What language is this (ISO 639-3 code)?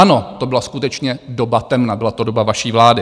ces